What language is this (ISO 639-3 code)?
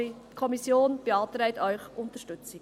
gsw